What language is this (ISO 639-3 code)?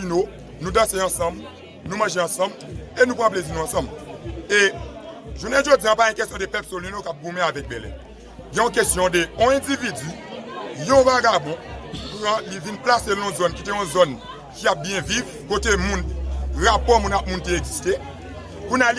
fra